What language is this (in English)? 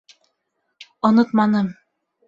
Bashkir